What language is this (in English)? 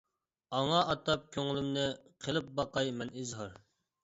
Uyghur